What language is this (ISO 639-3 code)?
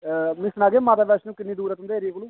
doi